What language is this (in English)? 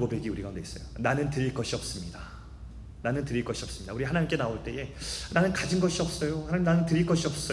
Korean